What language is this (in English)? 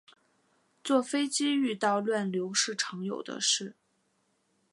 Chinese